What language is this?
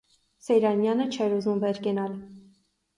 Armenian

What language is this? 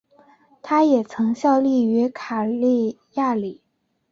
Chinese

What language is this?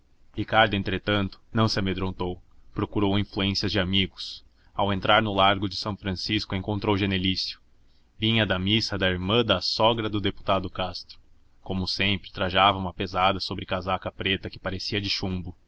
Portuguese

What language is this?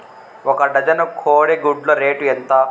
Telugu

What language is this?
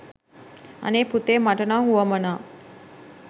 Sinhala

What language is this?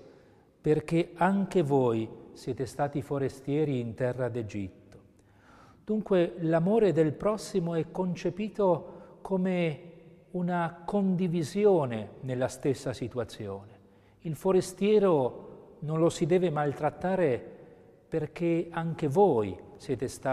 Italian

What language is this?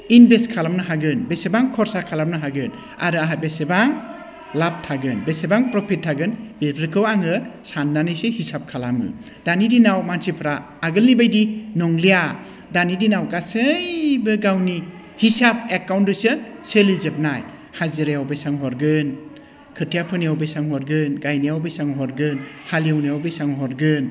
Bodo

